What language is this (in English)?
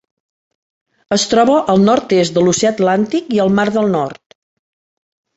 Catalan